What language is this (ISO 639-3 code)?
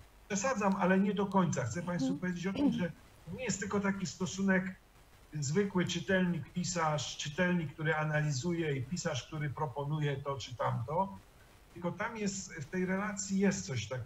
pol